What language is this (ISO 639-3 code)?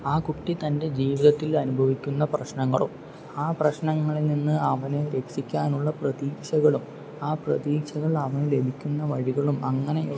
mal